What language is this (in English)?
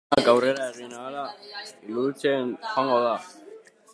Basque